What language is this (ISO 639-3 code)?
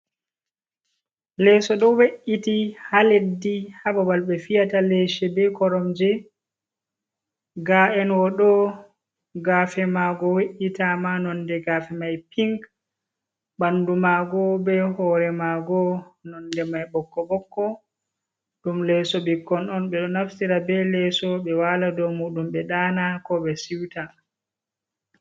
ful